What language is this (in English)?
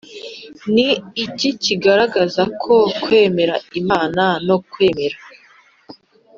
Kinyarwanda